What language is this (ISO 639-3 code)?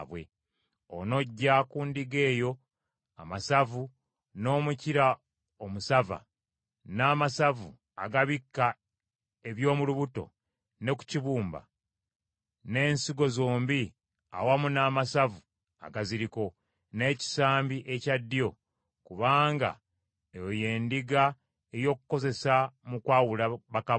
lug